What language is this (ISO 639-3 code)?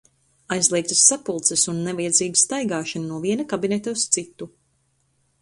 lav